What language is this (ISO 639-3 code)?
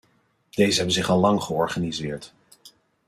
nld